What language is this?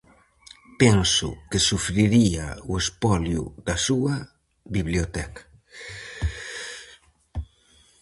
Galician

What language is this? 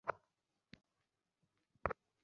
Bangla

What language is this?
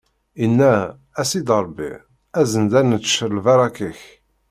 Kabyle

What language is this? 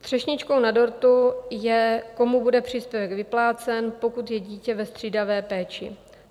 Czech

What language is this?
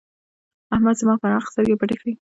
Pashto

